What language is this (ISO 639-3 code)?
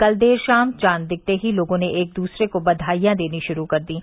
hin